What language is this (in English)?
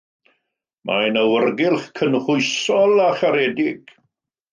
Welsh